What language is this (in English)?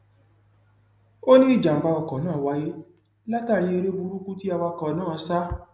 Yoruba